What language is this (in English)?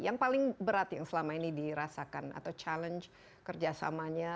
Indonesian